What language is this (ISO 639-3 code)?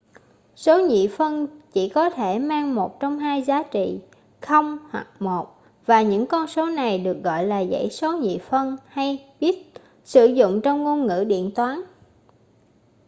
vie